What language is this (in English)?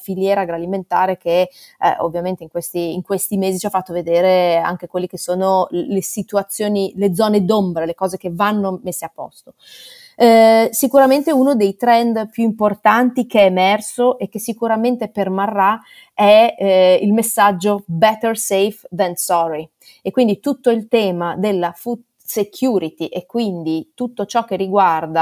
Italian